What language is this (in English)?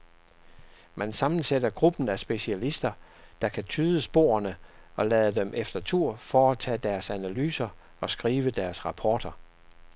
Danish